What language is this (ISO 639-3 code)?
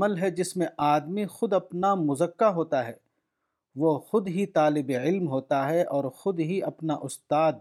urd